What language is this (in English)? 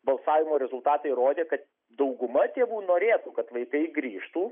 Lithuanian